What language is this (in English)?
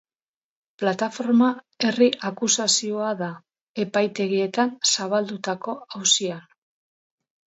Basque